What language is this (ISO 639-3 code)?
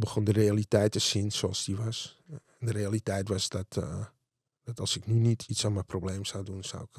nld